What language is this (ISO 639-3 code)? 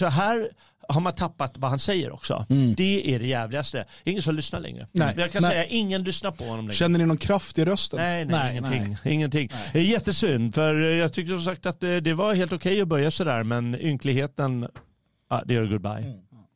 swe